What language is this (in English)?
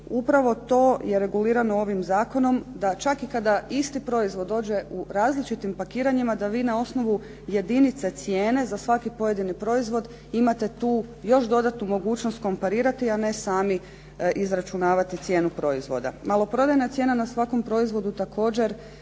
Croatian